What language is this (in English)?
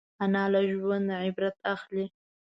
Pashto